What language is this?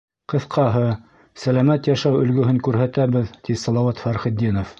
Bashkir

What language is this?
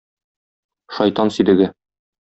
Tatar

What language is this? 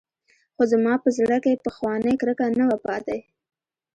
Pashto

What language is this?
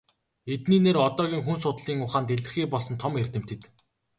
Mongolian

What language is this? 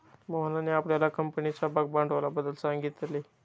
Marathi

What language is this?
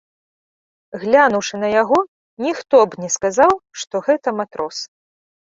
Belarusian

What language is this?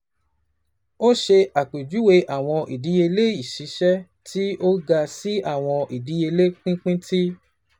Yoruba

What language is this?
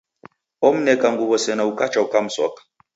Taita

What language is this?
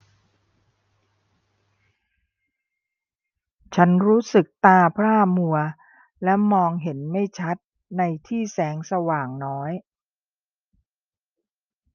Thai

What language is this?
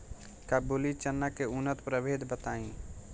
Bhojpuri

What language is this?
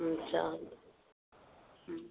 Sindhi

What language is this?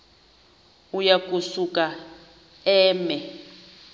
Xhosa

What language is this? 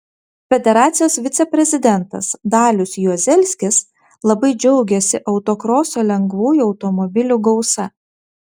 Lithuanian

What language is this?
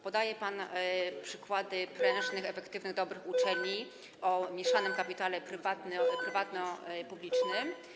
Polish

